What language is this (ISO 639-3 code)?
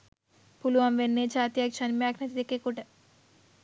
sin